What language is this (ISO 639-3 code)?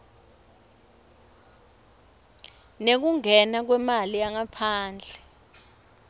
ssw